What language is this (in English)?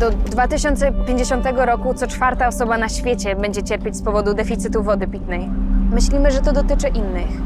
Polish